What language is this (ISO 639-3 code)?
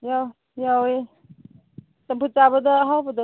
mni